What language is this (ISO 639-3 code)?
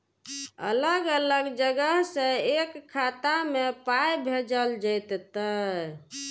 mai